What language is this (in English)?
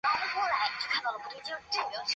Chinese